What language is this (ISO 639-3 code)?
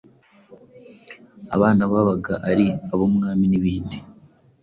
kin